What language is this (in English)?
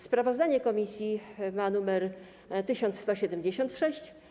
Polish